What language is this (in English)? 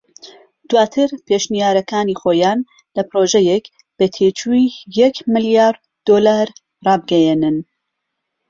Central Kurdish